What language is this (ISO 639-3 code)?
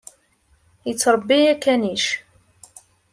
kab